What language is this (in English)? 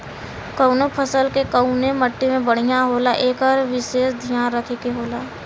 Bhojpuri